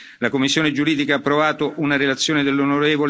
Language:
Italian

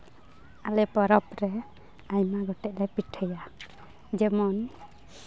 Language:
Santali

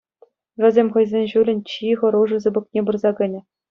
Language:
Chuvash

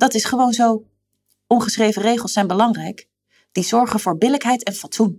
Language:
Dutch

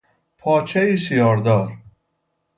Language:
Persian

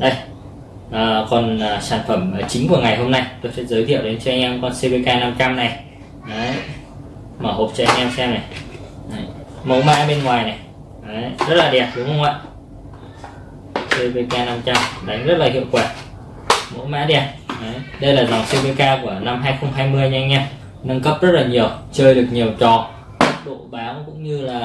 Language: Vietnamese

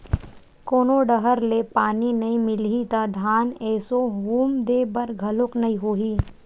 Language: Chhattisgarhi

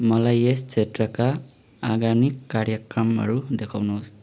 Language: Nepali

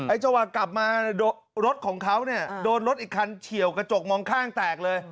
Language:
Thai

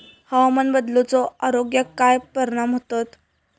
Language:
Marathi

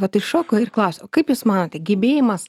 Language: Lithuanian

